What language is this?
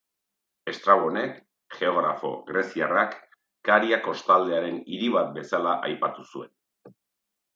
Basque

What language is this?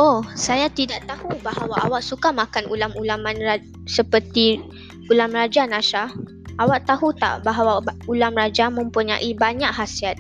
Malay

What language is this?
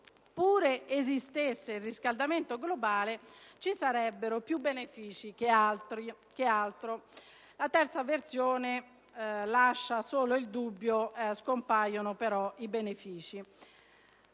Italian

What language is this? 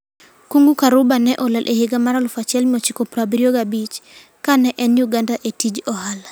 Luo (Kenya and Tanzania)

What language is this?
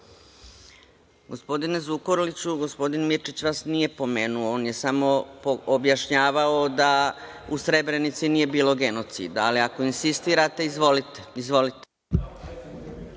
Serbian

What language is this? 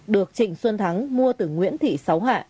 Vietnamese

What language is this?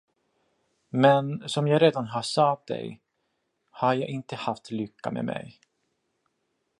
Swedish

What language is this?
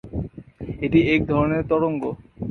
Bangla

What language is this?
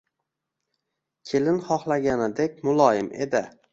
Uzbek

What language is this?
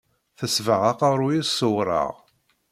Kabyle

